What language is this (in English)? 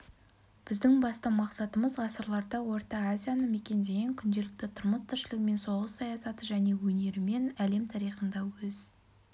Kazakh